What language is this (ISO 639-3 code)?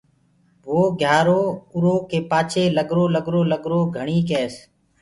ggg